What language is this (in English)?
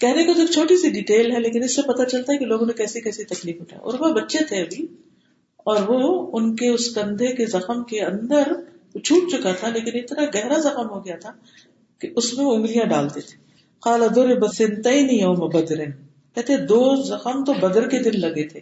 Urdu